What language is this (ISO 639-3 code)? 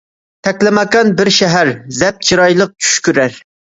uig